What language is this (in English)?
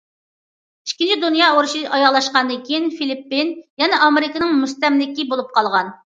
Uyghur